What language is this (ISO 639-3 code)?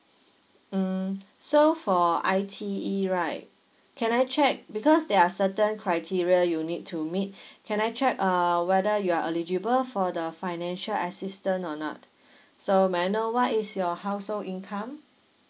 eng